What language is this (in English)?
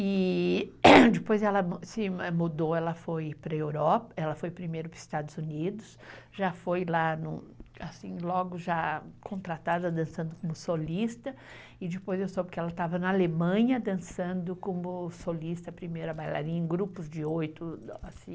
Portuguese